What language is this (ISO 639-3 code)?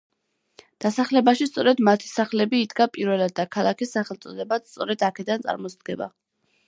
kat